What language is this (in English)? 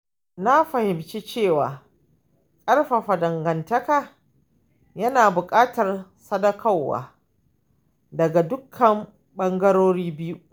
Hausa